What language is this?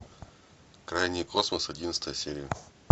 Russian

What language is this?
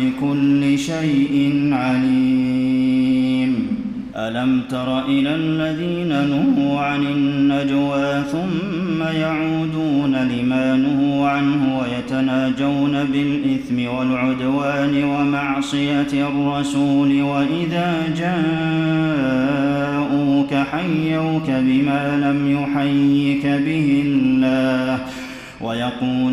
Arabic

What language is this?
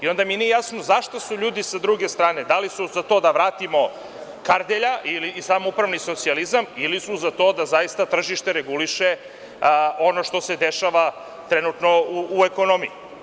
Serbian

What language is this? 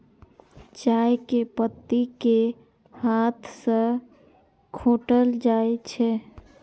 Maithili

